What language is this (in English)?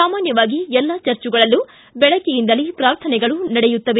Kannada